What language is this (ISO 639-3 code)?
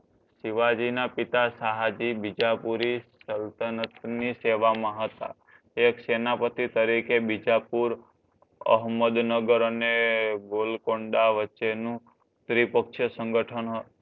guj